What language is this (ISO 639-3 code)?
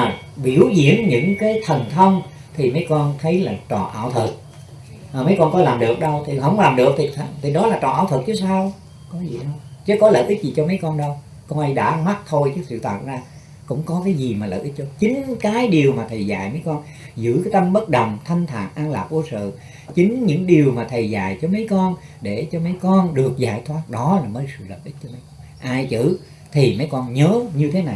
vie